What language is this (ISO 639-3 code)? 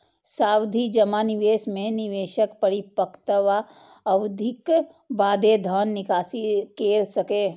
mai